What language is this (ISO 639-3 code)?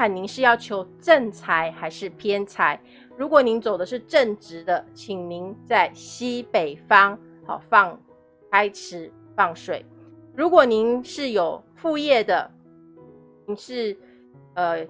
zho